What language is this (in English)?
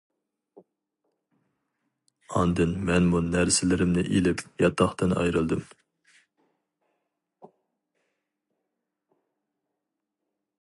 Uyghur